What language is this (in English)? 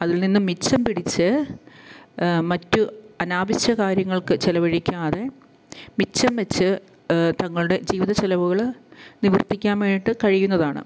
Malayalam